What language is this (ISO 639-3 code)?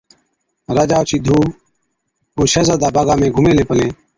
odk